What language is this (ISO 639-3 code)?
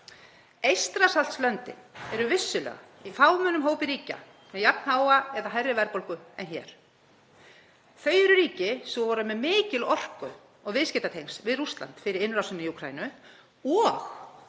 isl